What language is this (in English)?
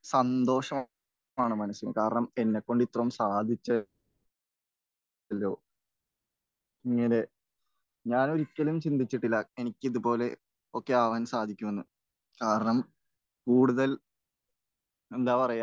Malayalam